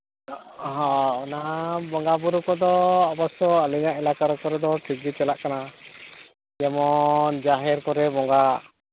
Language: Santali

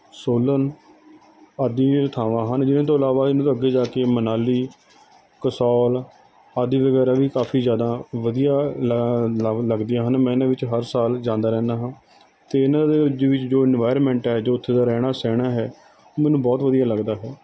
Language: Punjabi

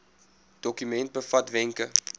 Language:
Afrikaans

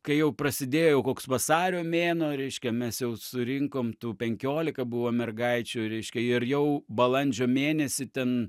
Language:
Lithuanian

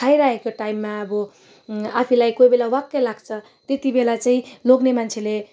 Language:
Nepali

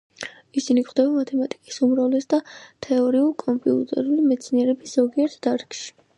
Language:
Georgian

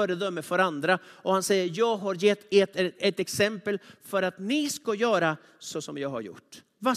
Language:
Swedish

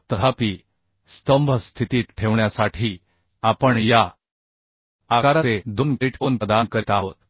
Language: Marathi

